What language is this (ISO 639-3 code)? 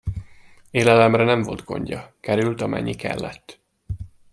hun